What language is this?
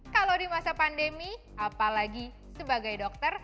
Indonesian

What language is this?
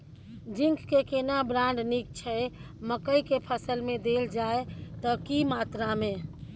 Maithili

